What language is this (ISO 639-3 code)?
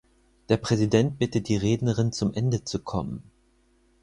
deu